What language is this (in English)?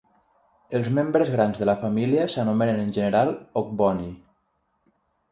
Catalan